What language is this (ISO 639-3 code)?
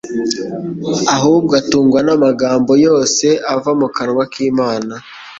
kin